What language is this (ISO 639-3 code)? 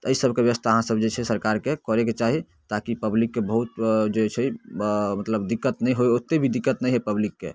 mai